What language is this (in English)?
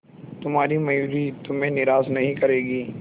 Hindi